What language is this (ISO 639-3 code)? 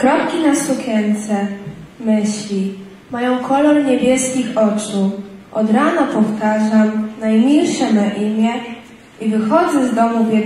pol